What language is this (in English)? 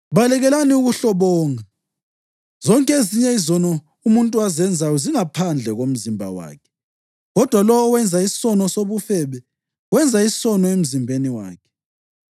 North Ndebele